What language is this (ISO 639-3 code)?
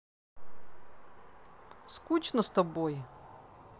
rus